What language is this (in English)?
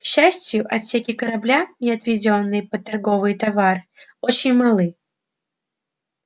Russian